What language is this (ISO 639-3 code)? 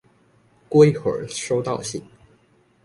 zho